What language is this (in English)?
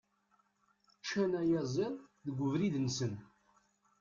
Kabyle